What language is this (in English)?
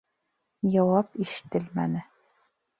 Bashkir